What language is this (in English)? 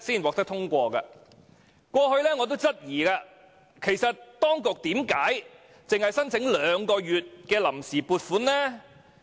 Cantonese